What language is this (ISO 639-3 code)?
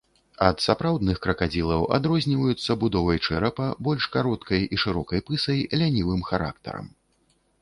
bel